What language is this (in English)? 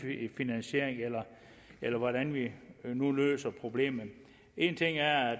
Danish